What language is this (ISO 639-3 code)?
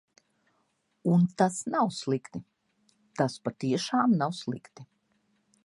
lav